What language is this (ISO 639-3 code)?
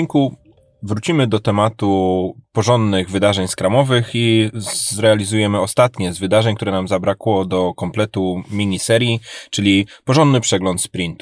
pol